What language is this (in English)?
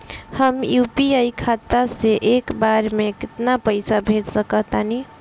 Bhojpuri